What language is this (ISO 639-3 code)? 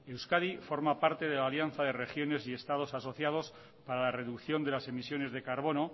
spa